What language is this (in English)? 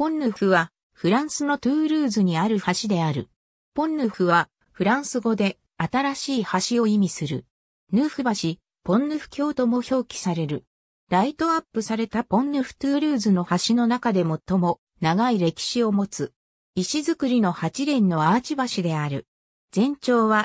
Japanese